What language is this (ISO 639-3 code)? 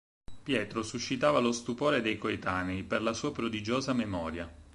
ita